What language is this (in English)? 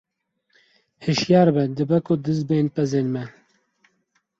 Kurdish